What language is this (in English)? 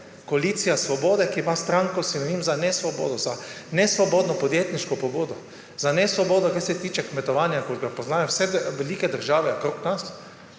Slovenian